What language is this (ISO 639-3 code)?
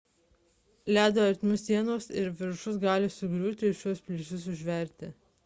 lit